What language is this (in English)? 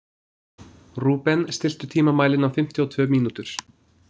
Icelandic